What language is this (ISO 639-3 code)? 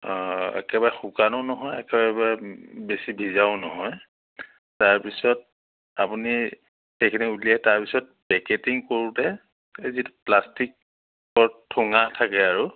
asm